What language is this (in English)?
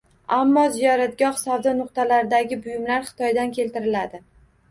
Uzbek